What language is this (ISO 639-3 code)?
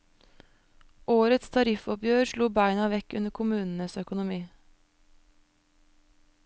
nor